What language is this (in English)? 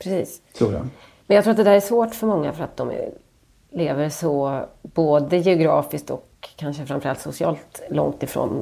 Swedish